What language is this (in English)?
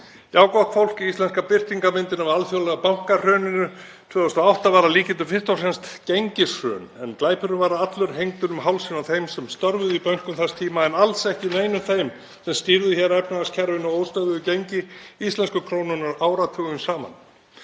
Icelandic